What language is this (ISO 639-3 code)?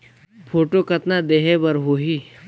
hne